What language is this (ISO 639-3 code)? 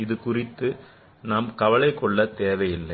tam